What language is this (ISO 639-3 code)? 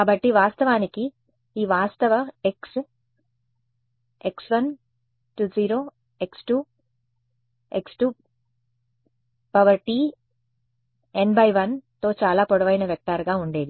tel